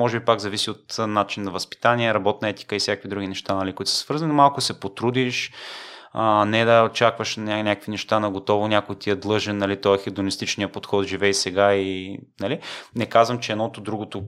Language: Bulgarian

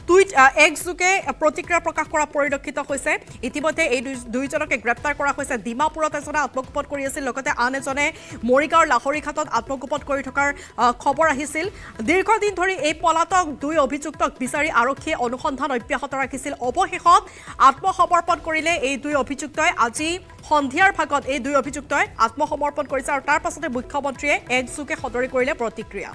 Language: Bangla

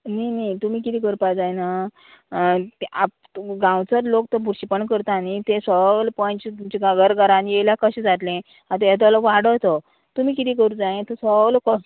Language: Konkani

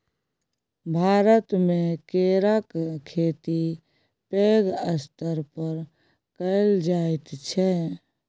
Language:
Maithili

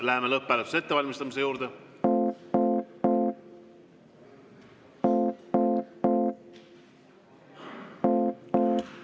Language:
Estonian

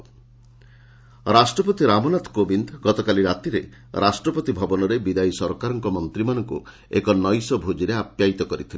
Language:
Odia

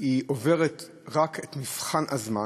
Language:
Hebrew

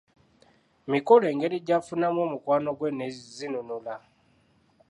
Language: Ganda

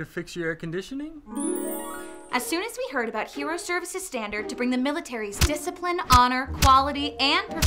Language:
English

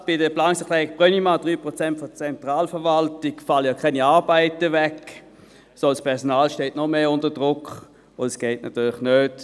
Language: Swiss German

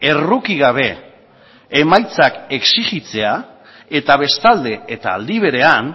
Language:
Basque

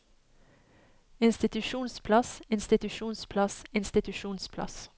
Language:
Norwegian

